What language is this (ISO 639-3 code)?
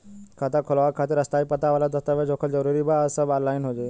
bho